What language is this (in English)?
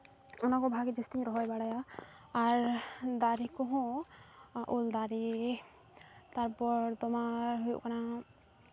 Santali